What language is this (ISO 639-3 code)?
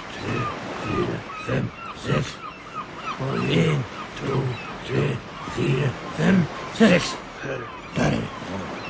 nor